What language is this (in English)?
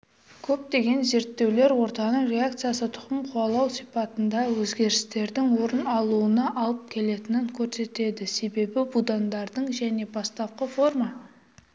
Kazakh